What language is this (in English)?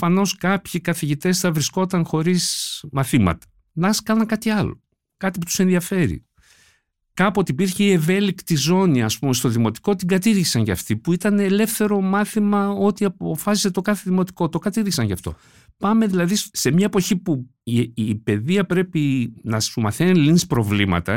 Greek